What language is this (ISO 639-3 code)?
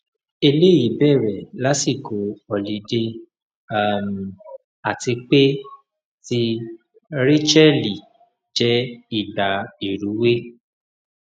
yor